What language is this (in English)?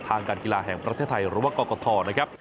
Thai